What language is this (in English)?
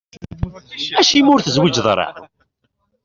Kabyle